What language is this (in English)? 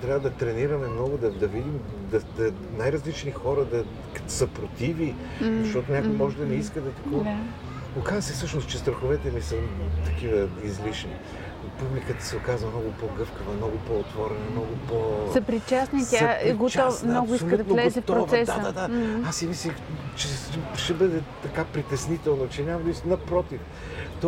Bulgarian